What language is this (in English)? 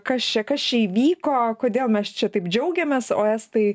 Lithuanian